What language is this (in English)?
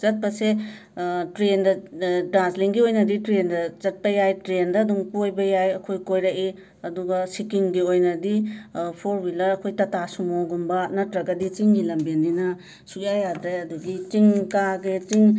Manipuri